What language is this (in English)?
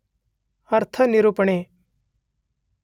Kannada